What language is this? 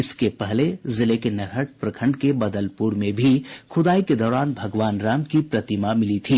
Hindi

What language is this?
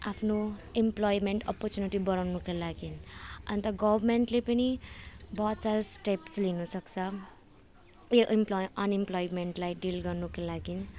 Nepali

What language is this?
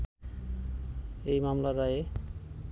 Bangla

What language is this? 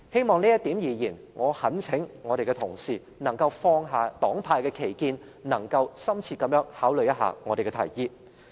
Cantonese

